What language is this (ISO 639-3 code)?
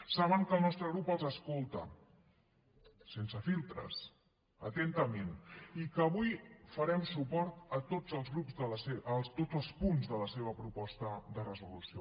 cat